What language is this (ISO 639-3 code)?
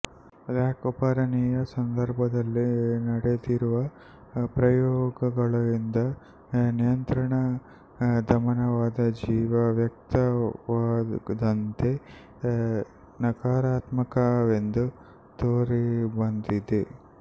kan